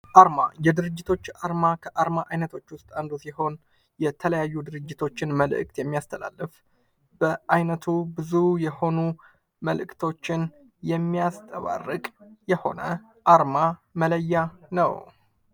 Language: Amharic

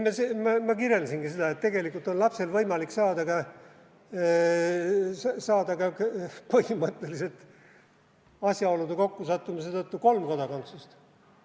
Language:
Estonian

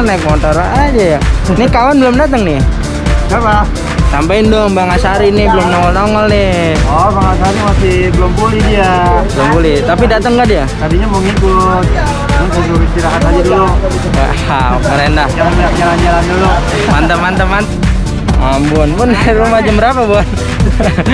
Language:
Indonesian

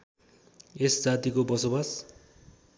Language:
Nepali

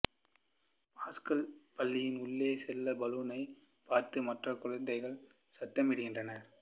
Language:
Tamil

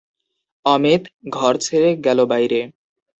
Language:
Bangla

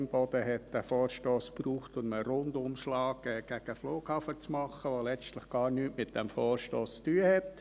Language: Swiss German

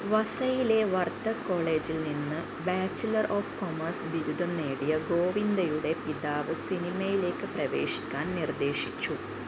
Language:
Malayalam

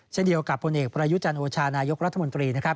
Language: Thai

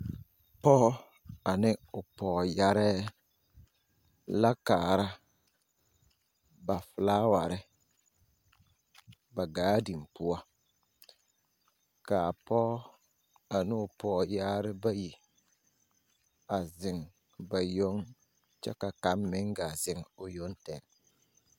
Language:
Southern Dagaare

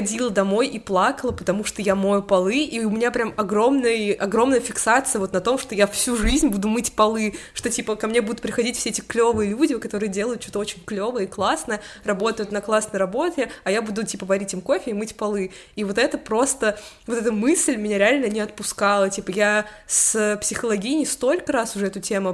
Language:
Russian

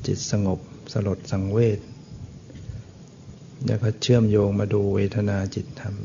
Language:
Thai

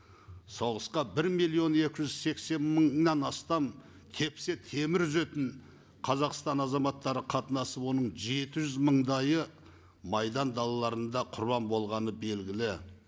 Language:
Kazakh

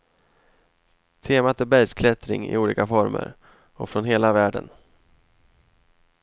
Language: Swedish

